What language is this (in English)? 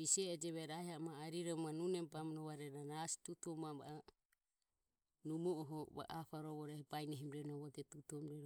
Ömie